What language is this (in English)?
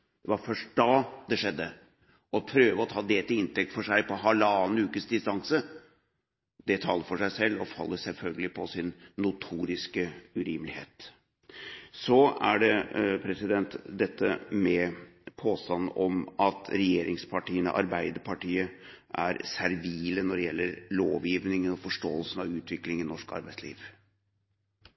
Norwegian Bokmål